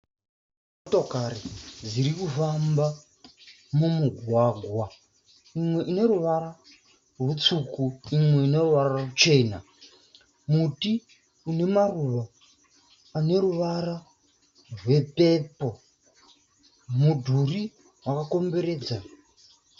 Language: Shona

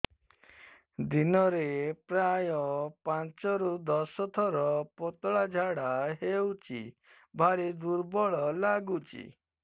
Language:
Odia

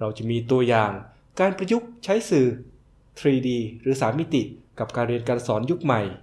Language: Thai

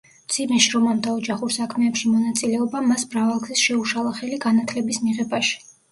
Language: Georgian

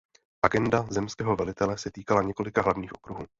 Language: Czech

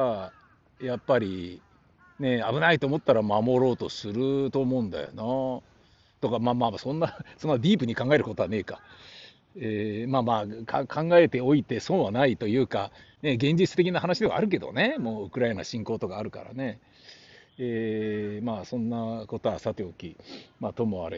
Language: Japanese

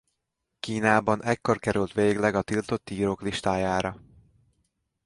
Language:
Hungarian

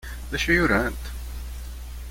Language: Kabyle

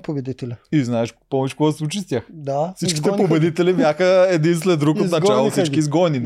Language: Bulgarian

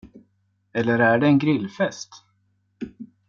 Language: Swedish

